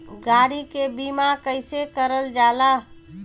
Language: Bhojpuri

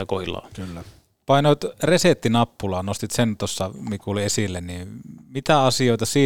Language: Finnish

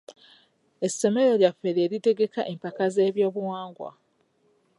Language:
Ganda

